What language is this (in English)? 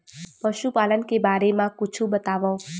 Chhattisgarhi